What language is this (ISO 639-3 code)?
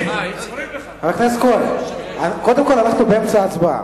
heb